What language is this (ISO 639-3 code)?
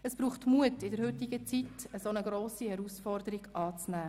gsw